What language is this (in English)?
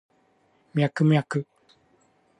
Japanese